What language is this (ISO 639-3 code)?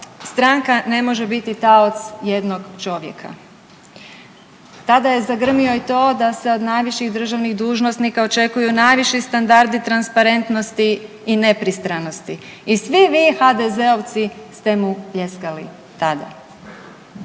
hrv